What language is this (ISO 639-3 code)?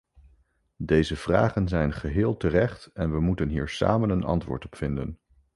nld